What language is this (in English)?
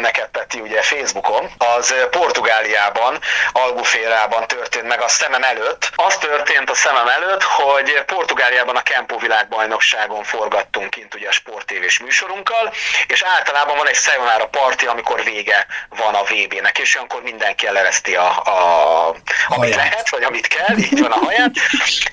Hungarian